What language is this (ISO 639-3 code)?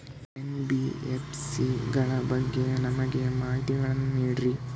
kan